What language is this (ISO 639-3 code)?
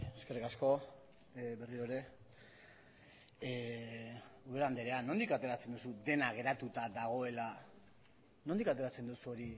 eus